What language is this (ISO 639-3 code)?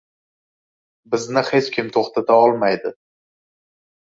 uzb